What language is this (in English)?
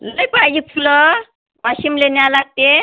Marathi